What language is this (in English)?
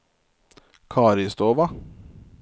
Norwegian